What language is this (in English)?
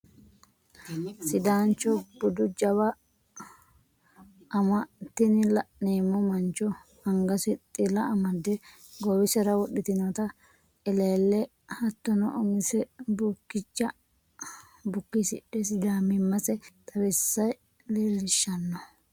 Sidamo